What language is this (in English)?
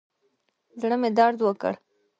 Pashto